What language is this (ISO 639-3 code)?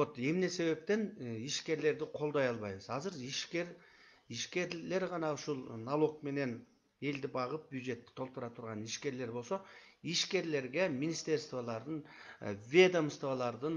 tur